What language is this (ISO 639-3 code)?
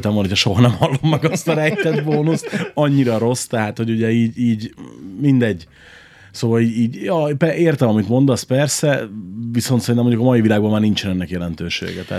hun